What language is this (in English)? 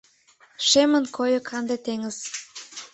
Mari